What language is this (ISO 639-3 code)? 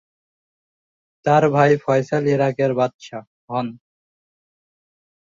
ben